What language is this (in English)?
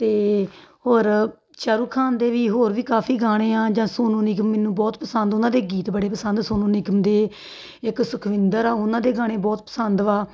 Punjabi